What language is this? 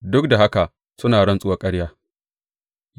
Hausa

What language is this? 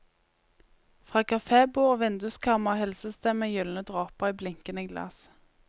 Norwegian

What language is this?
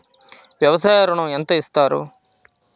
Telugu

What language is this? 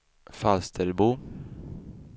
Swedish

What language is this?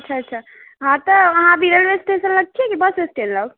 Maithili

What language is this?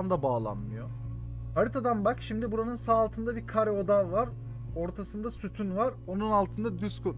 Turkish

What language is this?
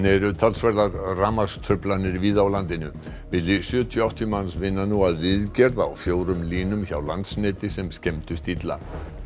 Icelandic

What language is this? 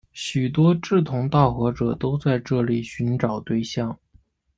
Chinese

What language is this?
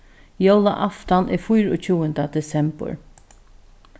Faroese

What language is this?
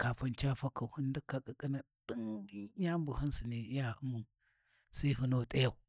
Warji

